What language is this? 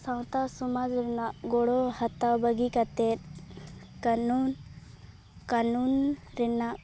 Santali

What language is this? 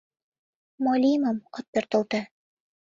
Mari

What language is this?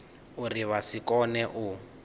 Venda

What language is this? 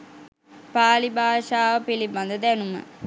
Sinhala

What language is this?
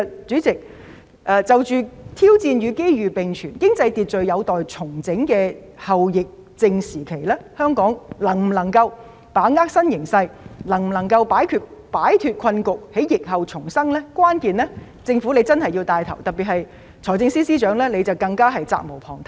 Cantonese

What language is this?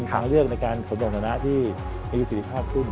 Thai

